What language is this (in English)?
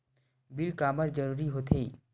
Chhattisgarhi